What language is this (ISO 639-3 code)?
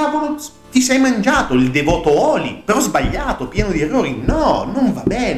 ita